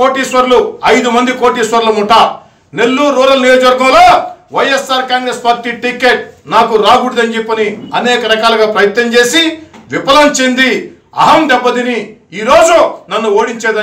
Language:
Telugu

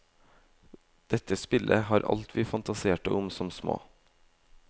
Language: Norwegian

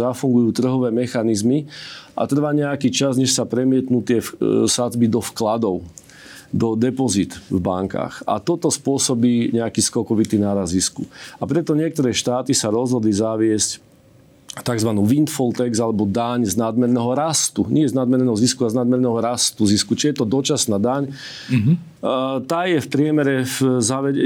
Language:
Slovak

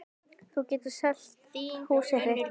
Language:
Icelandic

